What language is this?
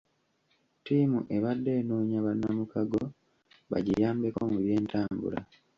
Ganda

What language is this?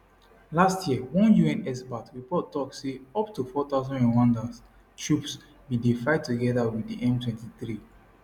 Nigerian Pidgin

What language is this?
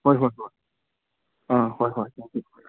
Manipuri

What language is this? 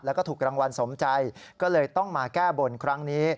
Thai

